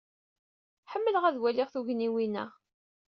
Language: Kabyle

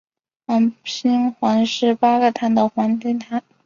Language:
Chinese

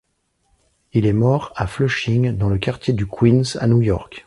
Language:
French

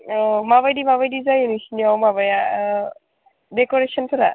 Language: Bodo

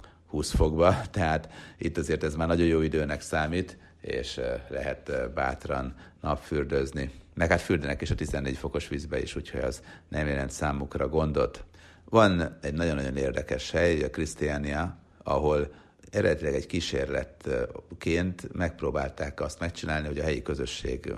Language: Hungarian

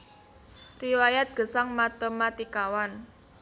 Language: Javanese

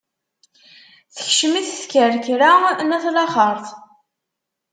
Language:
Kabyle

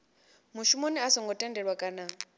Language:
Venda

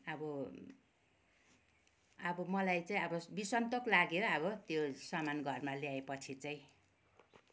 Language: Nepali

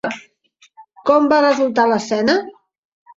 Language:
Catalan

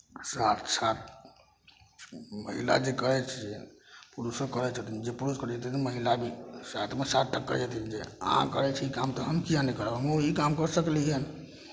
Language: Maithili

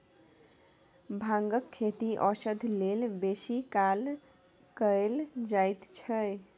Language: Maithili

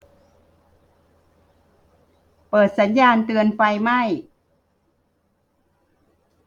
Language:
Thai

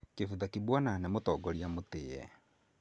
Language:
Kikuyu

